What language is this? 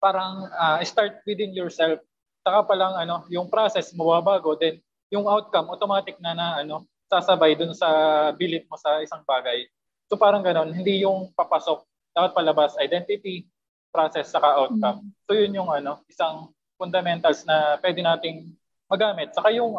Filipino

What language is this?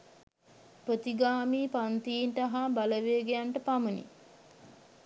Sinhala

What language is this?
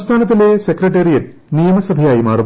Malayalam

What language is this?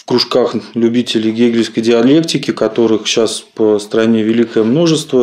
Russian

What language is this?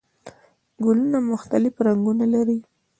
Pashto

